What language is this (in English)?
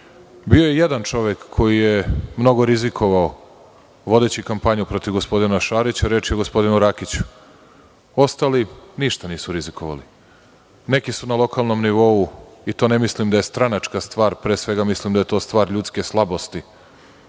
Serbian